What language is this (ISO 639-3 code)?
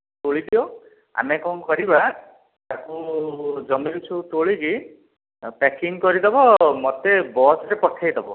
ori